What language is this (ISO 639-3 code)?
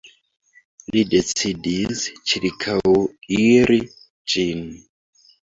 epo